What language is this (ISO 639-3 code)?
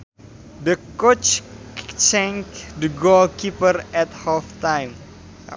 sun